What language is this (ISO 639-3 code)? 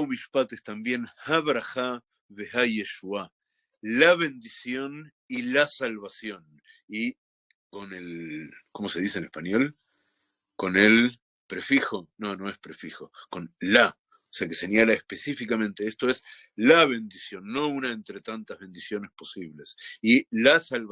spa